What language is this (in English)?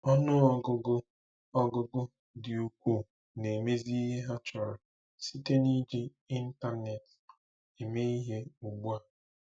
Igbo